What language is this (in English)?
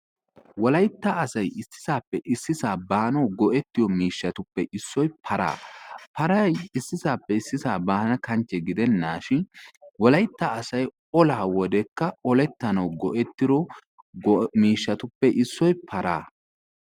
Wolaytta